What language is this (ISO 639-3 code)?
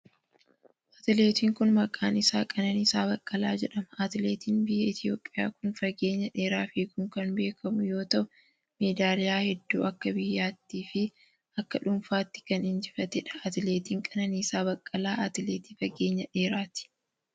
orm